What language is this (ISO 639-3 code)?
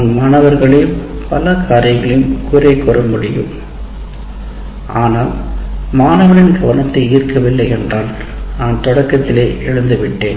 tam